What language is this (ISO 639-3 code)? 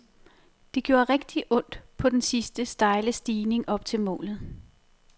dan